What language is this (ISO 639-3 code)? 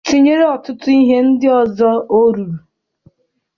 ibo